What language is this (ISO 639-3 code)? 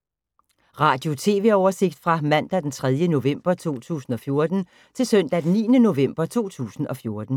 dan